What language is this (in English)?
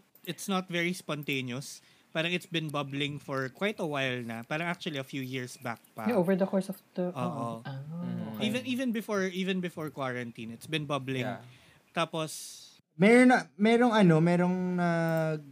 Filipino